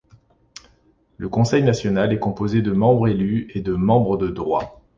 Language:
French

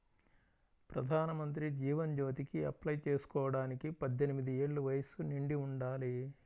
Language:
Telugu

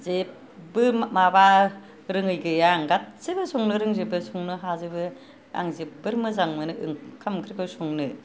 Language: Bodo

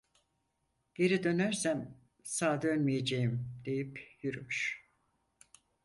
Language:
Turkish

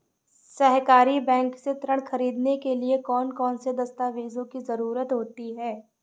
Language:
Hindi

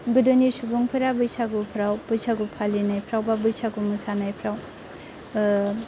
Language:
Bodo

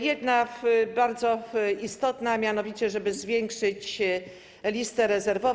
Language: Polish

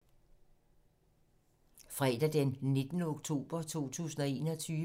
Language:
Danish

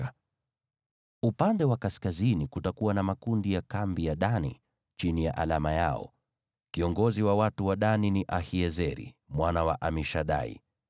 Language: Swahili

